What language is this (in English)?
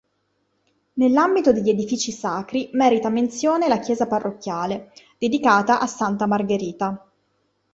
Italian